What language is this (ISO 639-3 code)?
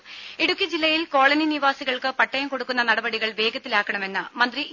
mal